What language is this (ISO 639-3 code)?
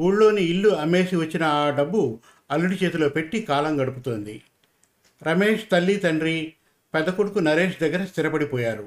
tel